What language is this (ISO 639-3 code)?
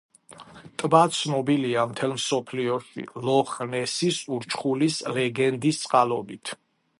kat